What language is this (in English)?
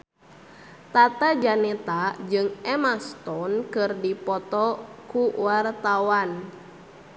Sundanese